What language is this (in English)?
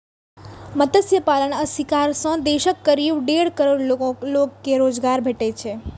Maithili